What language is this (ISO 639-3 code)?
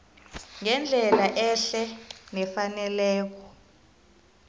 nbl